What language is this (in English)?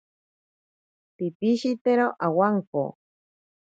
Ashéninka Perené